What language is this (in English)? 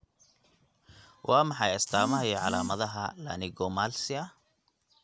Somali